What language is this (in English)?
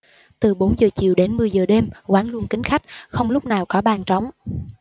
Vietnamese